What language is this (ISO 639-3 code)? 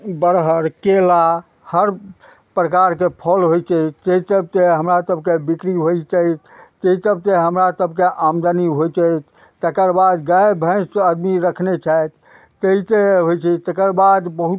mai